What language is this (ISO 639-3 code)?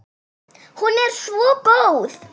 isl